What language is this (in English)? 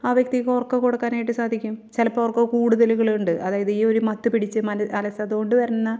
Malayalam